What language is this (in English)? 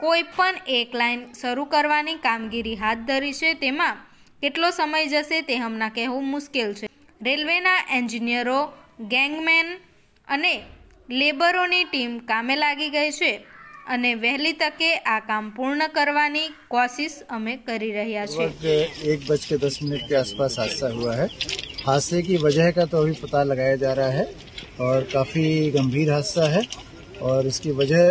Hindi